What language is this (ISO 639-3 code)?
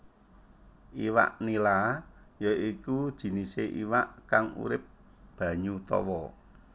jav